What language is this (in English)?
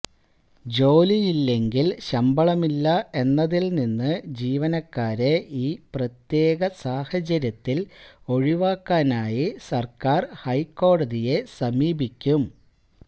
Malayalam